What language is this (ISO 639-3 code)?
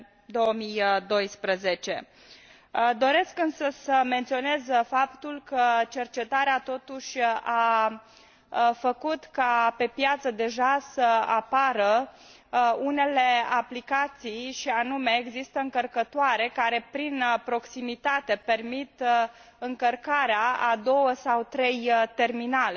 ron